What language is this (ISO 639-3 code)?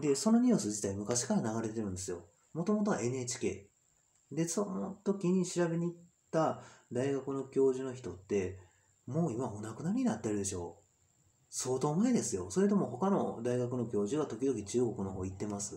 jpn